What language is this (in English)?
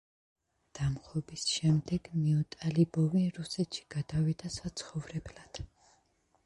Georgian